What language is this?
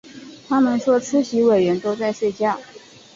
Chinese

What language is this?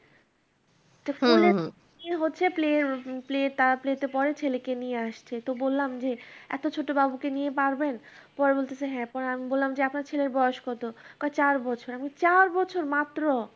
Bangla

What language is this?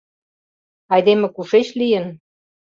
Mari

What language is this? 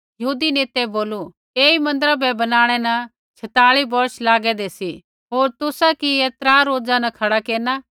Kullu Pahari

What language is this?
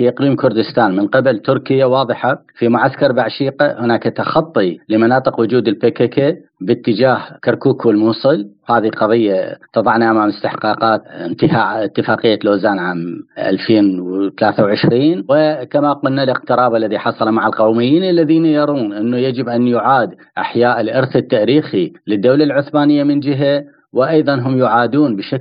Arabic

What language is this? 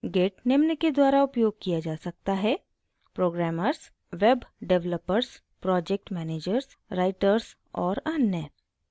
Hindi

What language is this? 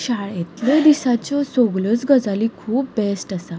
Konkani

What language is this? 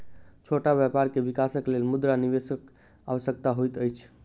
Maithili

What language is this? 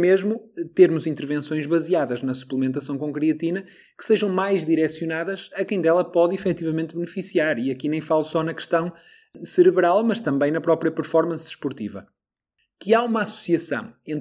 Portuguese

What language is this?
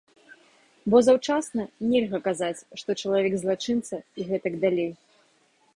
Belarusian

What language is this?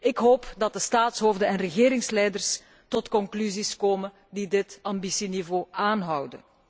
Dutch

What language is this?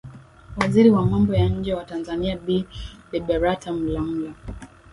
Swahili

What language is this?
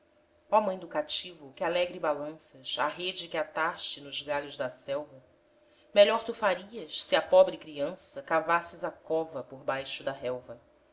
Portuguese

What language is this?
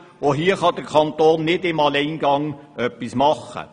Swiss German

